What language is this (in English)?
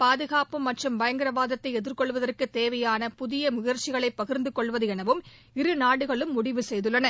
Tamil